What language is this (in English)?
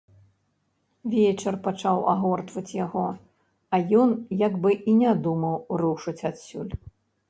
Belarusian